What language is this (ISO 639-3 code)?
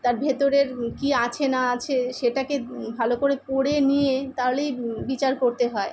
ben